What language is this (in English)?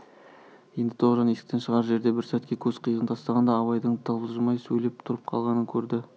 Kazakh